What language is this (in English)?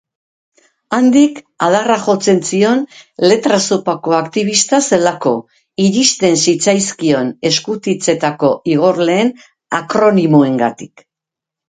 Basque